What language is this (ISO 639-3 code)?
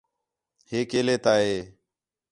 xhe